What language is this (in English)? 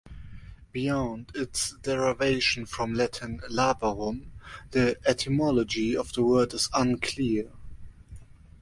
English